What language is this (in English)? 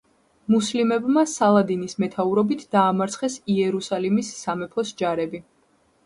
Georgian